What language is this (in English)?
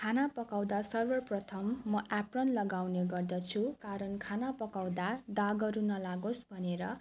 Nepali